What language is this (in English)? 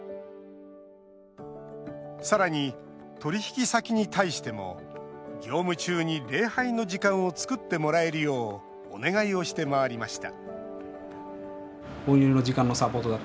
Japanese